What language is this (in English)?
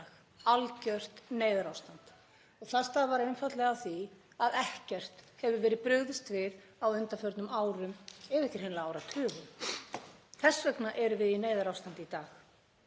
Icelandic